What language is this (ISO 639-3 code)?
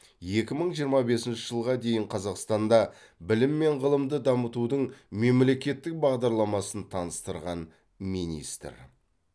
kaz